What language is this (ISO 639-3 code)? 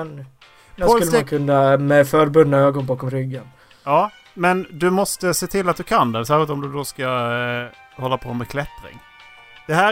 swe